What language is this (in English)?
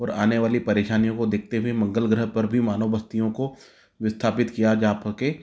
Hindi